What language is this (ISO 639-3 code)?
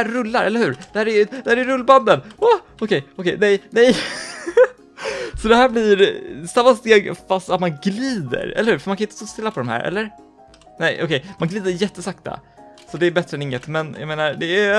swe